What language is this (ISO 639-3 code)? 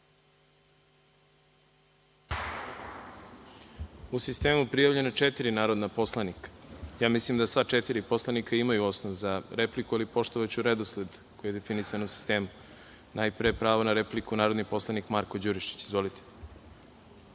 srp